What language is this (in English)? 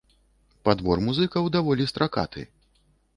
Belarusian